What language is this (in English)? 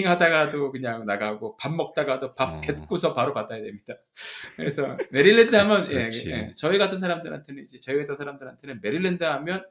Korean